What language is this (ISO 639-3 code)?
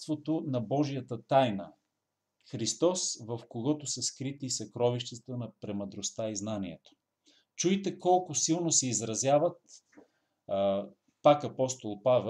bul